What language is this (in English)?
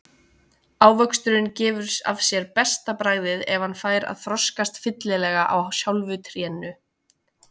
Icelandic